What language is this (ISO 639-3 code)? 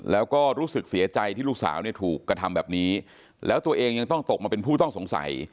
tha